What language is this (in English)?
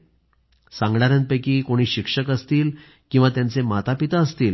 Marathi